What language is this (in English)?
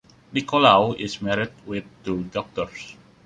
English